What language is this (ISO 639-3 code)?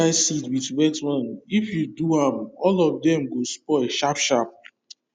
pcm